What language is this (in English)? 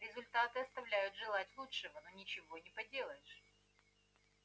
Russian